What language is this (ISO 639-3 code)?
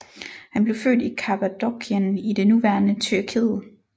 dan